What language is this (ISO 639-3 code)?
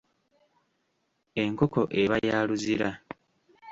lug